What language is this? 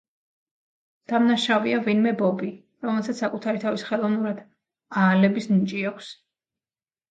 Georgian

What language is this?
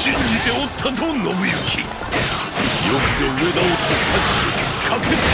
Japanese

